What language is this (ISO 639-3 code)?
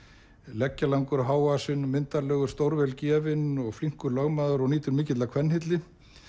isl